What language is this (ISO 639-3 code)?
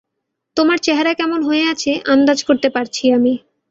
ben